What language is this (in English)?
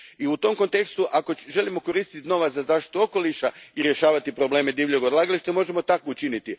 Croatian